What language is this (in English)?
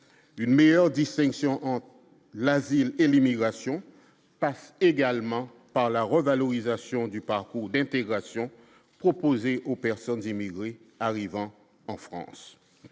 French